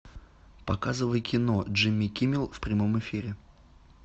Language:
Russian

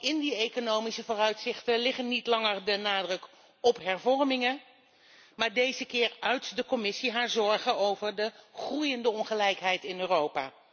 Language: Dutch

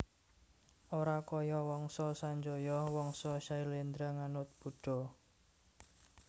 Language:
Javanese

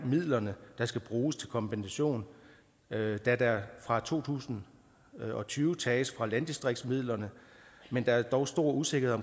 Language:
Danish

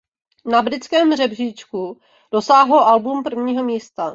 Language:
Czech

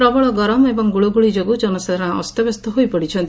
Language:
Odia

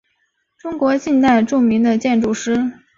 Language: Chinese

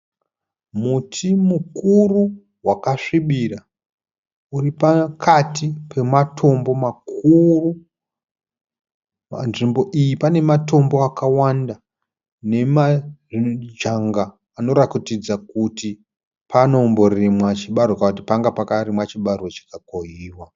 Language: Shona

